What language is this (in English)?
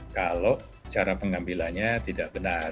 Indonesian